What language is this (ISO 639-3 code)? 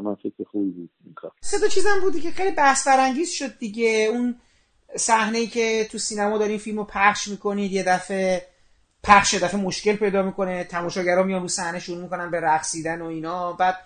fas